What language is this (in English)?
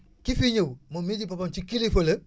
Wolof